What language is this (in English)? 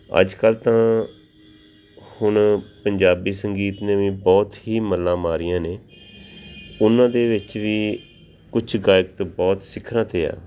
Punjabi